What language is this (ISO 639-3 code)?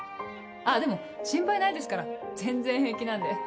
jpn